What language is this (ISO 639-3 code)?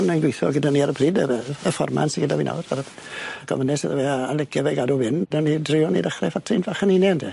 cym